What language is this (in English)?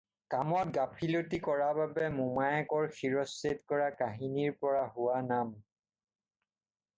Assamese